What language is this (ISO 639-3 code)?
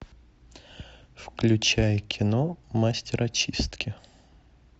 rus